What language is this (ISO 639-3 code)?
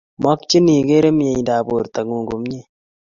kln